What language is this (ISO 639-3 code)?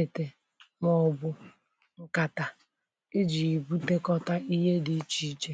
ibo